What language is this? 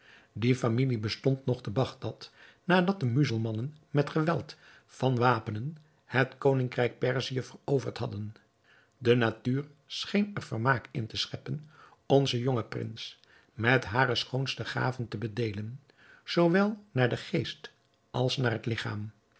Dutch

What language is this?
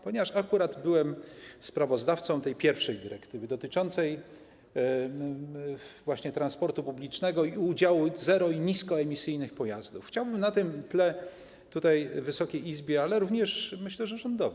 Polish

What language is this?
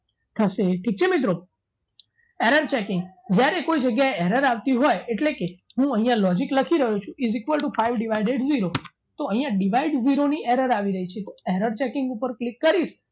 Gujarati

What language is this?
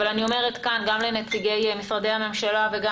Hebrew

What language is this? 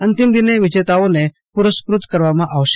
Gujarati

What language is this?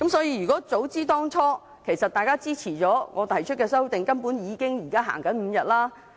Cantonese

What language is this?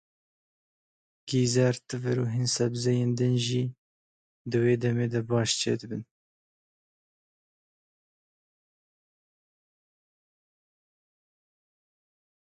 Kurdish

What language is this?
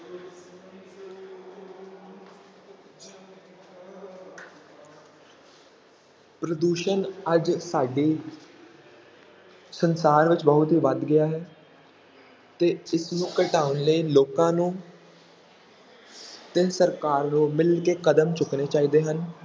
Punjabi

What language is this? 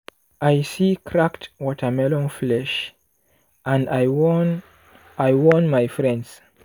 Nigerian Pidgin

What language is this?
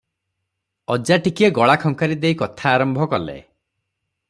Odia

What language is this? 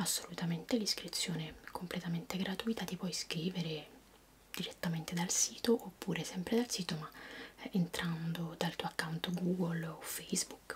Italian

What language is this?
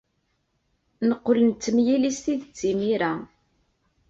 Kabyle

